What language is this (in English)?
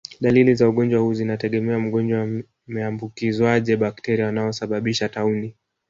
Swahili